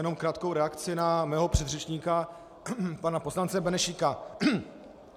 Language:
Czech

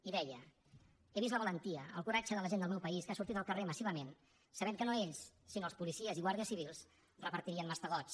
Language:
Catalan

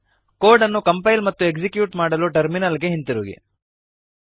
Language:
Kannada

